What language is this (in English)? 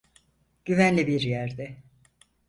Turkish